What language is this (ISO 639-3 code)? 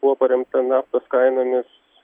lit